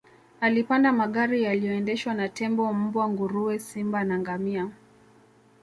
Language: Swahili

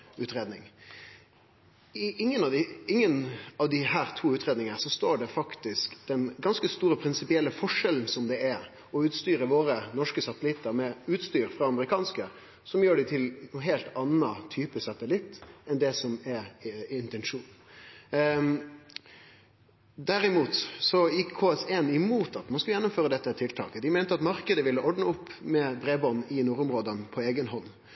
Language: Norwegian Nynorsk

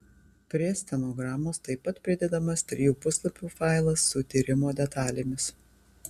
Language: Lithuanian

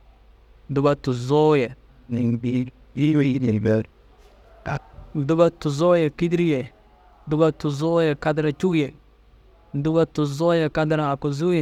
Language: Dazaga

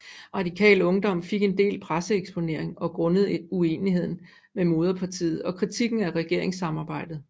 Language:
Danish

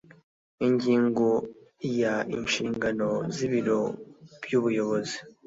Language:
Kinyarwanda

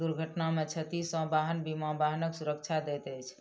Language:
Maithili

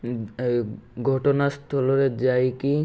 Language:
Odia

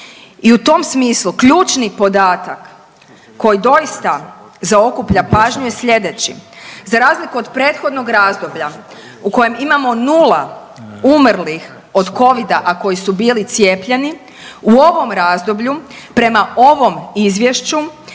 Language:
Croatian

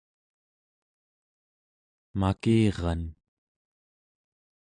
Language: Central Yupik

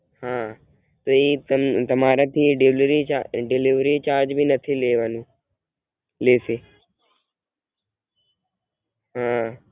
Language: Gujarati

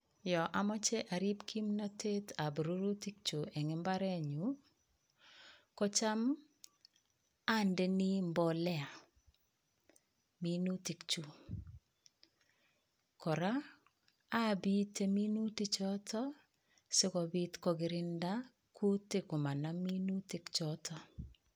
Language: Kalenjin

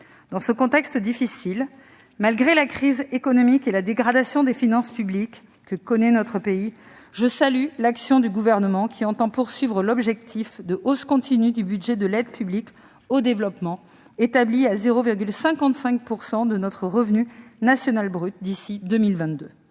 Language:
French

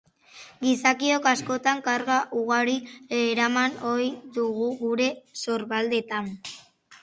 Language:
Basque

